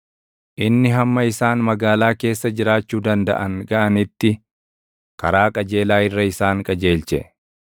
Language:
Oromo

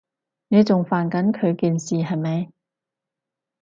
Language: Cantonese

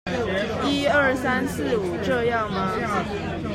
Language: Chinese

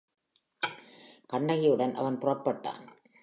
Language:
Tamil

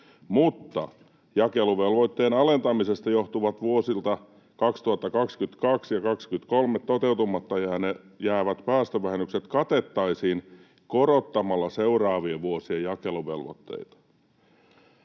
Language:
Finnish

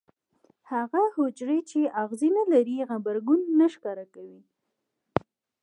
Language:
Pashto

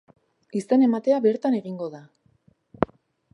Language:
Basque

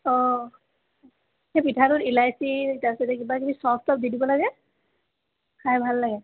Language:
Assamese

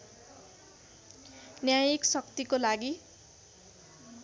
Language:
Nepali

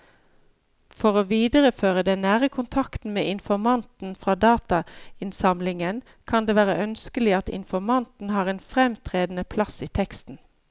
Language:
Norwegian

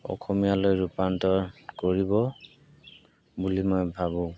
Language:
Assamese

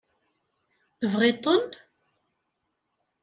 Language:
Kabyle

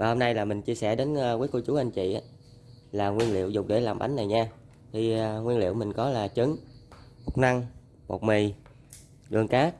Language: Vietnamese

